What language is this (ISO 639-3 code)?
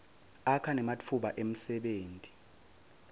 ssw